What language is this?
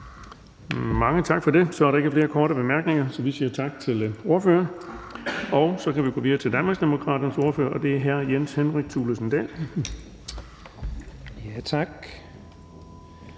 Danish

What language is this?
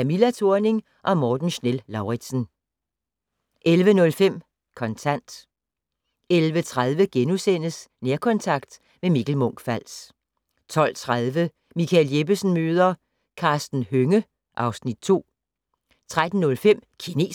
Danish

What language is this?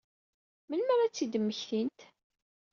Kabyle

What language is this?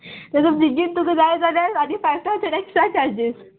Konkani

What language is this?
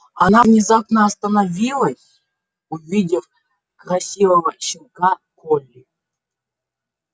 Russian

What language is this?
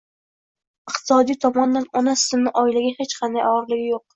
Uzbek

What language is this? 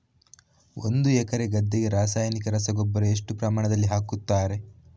Kannada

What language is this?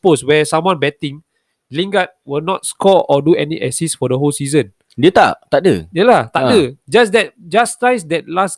Malay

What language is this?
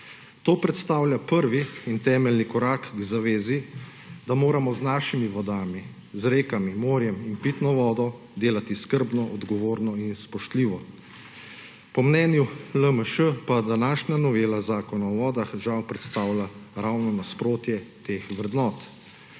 Slovenian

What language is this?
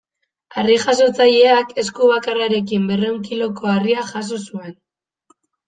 Basque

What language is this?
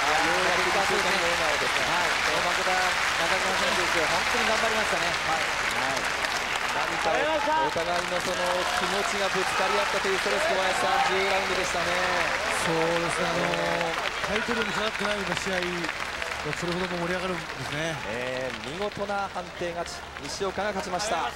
Japanese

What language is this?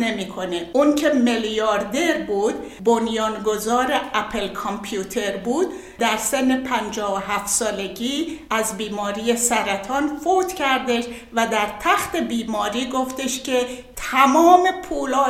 Persian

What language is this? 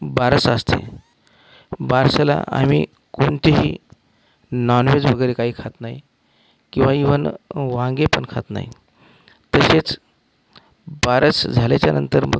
Marathi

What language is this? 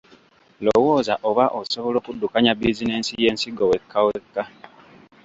Ganda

